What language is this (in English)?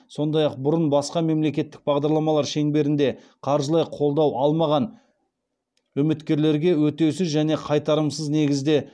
Kazakh